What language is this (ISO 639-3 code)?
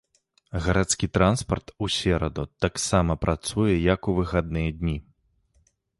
bel